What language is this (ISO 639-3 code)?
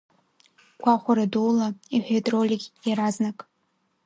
abk